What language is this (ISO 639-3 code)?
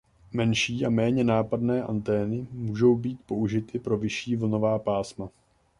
ces